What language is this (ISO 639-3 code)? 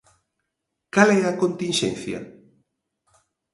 glg